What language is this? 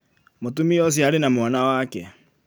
Kikuyu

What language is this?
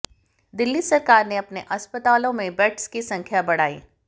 Hindi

